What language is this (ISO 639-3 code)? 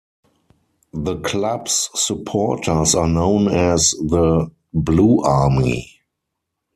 eng